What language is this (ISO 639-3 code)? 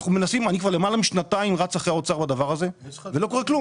heb